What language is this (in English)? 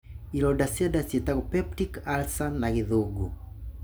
Kikuyu